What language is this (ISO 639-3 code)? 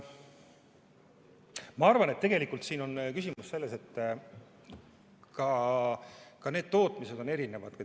est